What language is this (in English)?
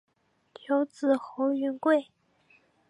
Chinese